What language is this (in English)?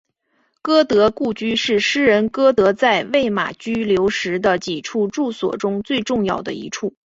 Chinese